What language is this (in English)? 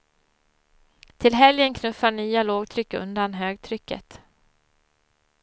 Swedish